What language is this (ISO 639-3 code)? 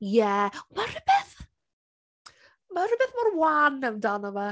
cym